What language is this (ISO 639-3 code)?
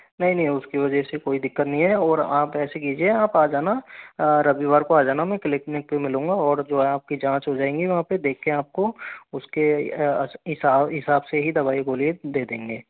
hin